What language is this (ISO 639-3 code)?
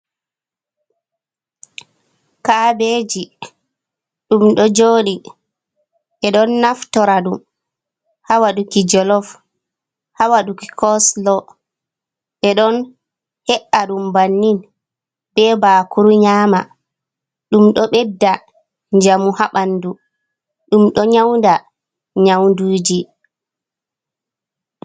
ful